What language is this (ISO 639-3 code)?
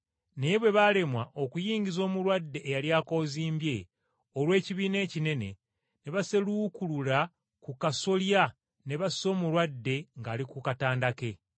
lug